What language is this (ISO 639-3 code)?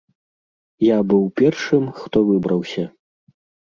bel